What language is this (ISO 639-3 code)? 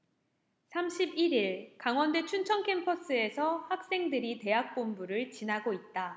kor